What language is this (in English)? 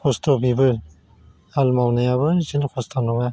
Bodo